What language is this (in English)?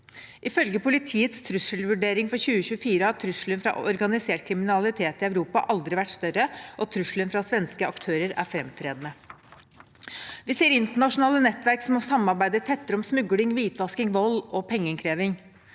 Norwegian